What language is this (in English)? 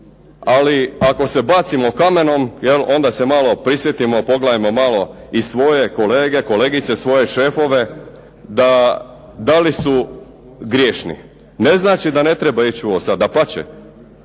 Croatian